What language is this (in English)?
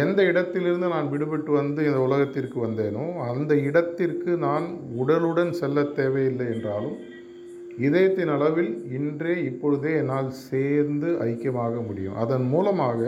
Tamil